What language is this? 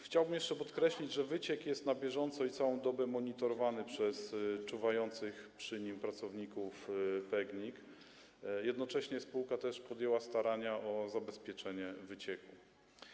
Polish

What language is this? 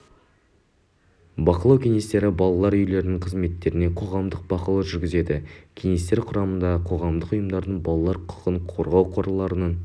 Kazakh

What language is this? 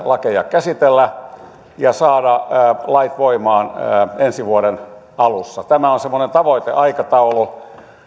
Finnish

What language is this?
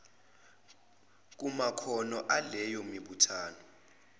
Zulu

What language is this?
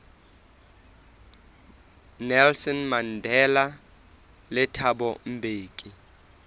Southern Sotho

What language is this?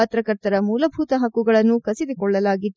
Kannada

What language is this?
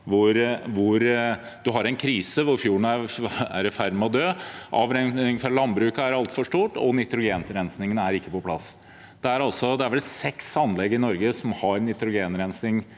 Norwegian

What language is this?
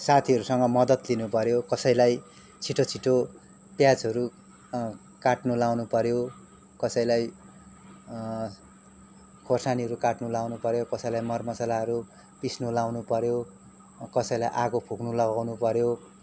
Nepali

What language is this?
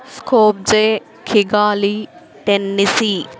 Telugu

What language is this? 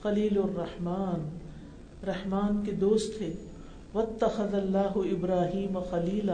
Urdu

